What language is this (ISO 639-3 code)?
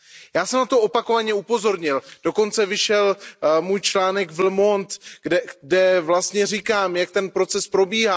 ces